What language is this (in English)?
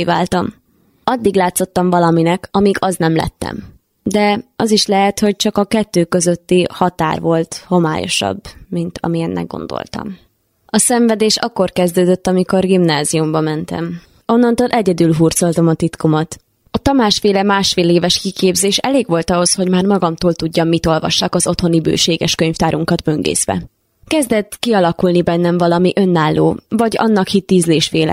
Hungarian